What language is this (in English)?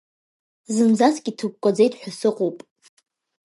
Abkhazian